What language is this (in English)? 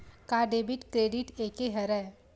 Chhattisgarhi